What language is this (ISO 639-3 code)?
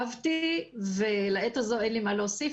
heb